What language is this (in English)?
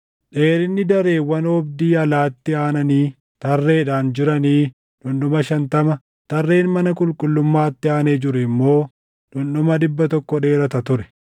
Oromo